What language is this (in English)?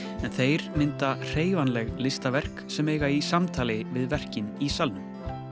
Icelandic